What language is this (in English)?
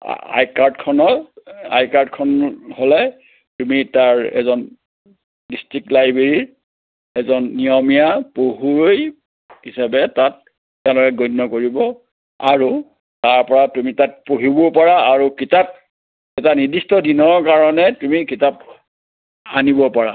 Assamese